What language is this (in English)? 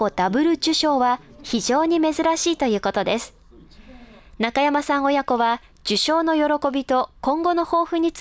Japanese